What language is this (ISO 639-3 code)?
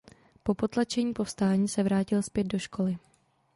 ces